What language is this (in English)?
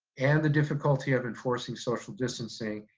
English